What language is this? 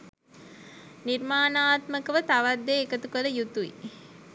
Sinhala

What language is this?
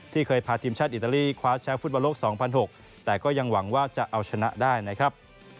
Thai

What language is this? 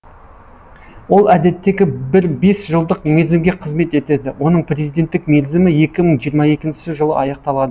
Kazakh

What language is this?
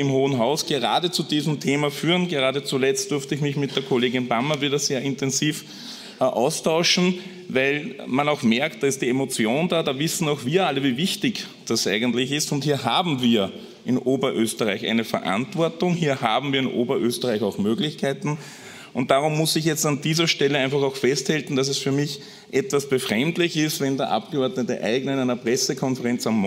German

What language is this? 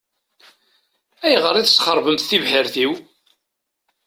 Kabyle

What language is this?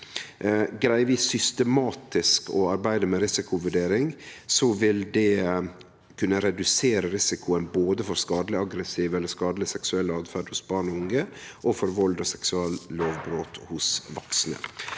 Norwegian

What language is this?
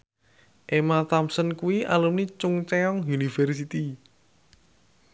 Javanese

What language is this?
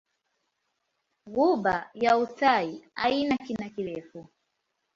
Swahili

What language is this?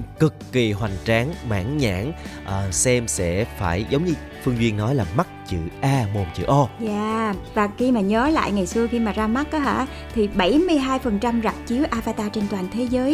Vietnamese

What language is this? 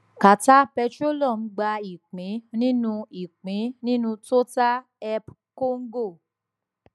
Yoruba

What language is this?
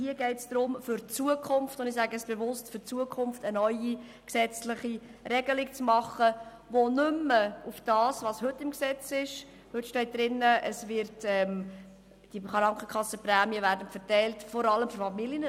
Swiss German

